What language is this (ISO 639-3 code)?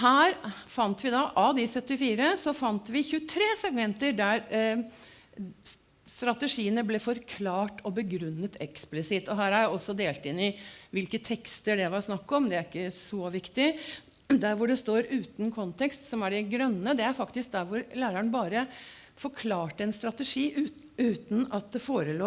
nor